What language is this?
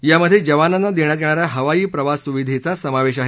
Marathi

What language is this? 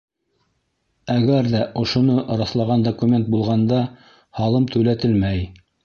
Bashkir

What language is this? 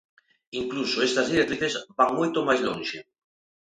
Galician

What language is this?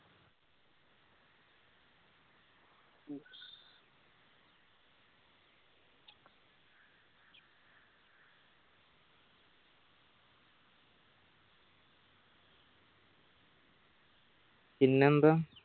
Malayalam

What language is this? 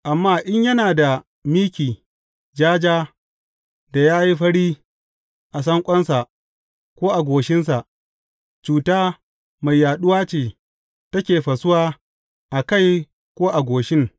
Hausa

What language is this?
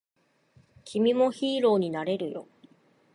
Japanese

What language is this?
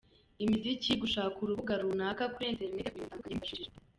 Kinyarwanda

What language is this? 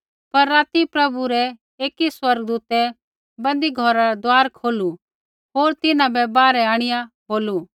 Kullu Pahari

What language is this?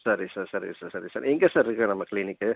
Tamil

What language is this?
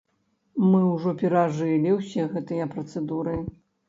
Belarusian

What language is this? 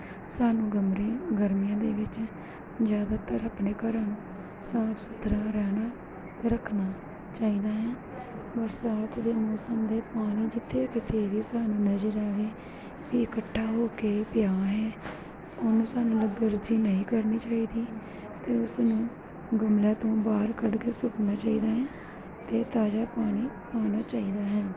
Punjabi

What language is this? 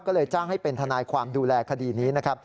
Thai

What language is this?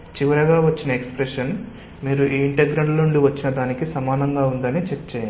Telugu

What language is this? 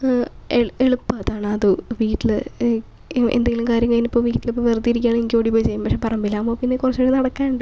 Malayalam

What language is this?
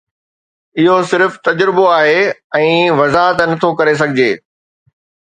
Sindhi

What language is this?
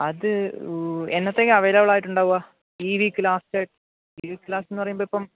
Malayalam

